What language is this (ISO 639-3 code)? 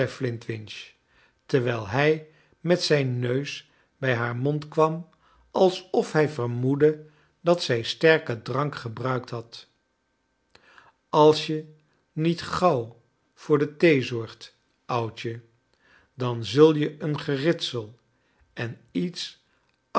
nld